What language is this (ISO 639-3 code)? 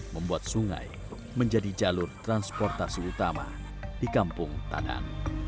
ind